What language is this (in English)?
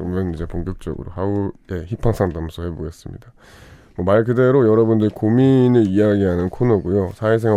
Korean